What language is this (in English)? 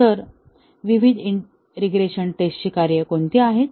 Marathi